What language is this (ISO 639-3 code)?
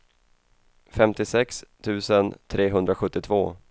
swe